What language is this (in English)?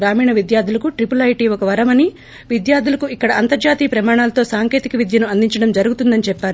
Telugu